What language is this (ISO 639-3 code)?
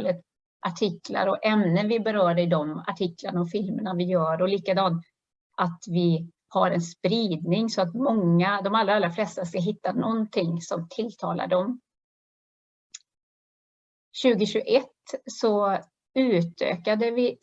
swe